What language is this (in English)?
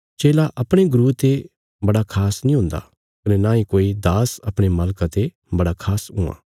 Bilaspuri